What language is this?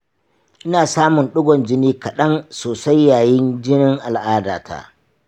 Hausa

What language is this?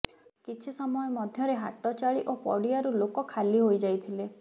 Odia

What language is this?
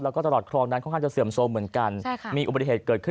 Thai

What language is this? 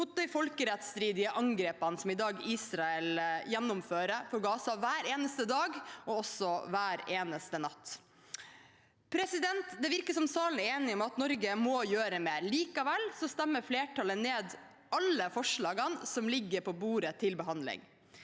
Norwegian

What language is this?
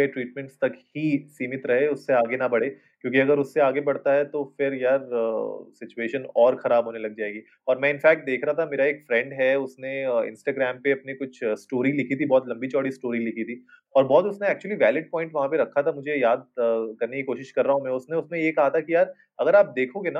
Hindi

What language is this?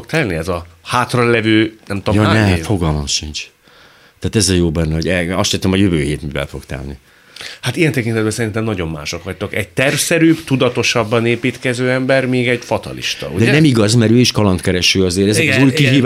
Hungarian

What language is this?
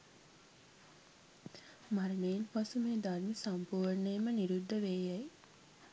Sinhala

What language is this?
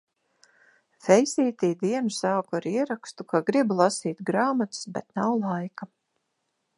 Latvian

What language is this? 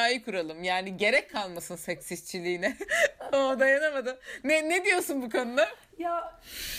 Turkish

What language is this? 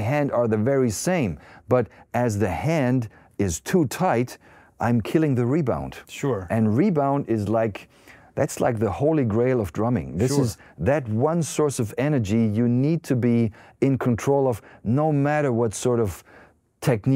English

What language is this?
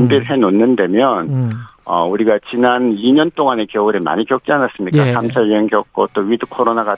Korean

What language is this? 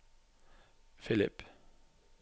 Norwegian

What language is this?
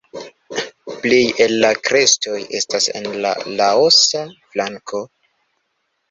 Esperanto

